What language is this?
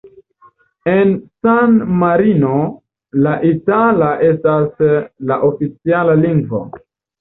Esperanto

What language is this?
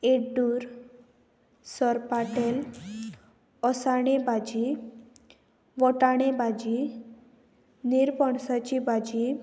Konkani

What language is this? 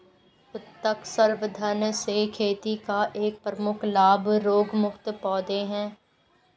Hindi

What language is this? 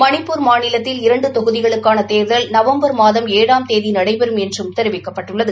Tamil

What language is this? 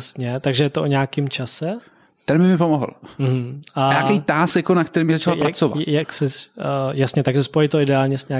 Czech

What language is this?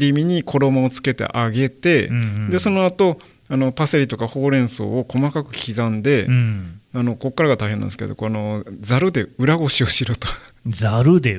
Japanese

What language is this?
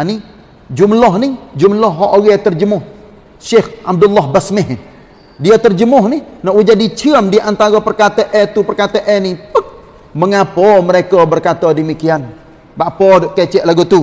Malay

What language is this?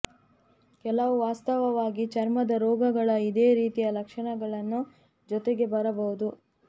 Kannada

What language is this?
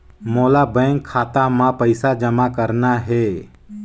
Chhattisgarhi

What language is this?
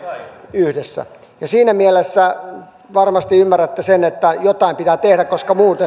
Finnish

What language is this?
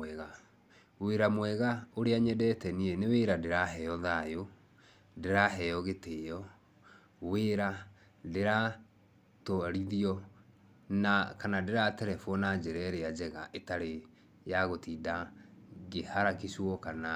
Kikuyu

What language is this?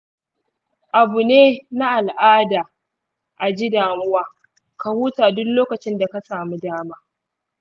Hausa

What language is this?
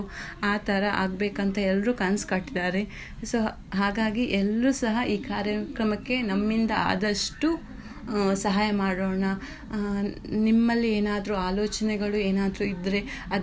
Kannada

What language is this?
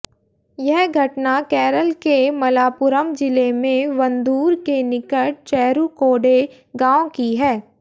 Hindi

